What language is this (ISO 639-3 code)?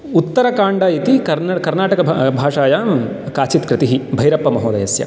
san